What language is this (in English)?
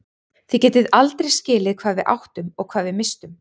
Icelandic